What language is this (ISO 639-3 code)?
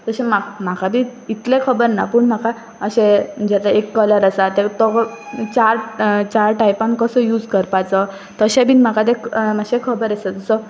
kok